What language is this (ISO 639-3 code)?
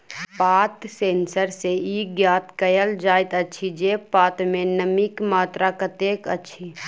mai